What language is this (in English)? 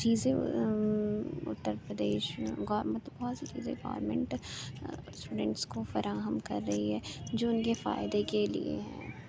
Urdu